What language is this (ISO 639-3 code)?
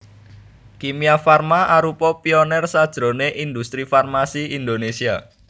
jav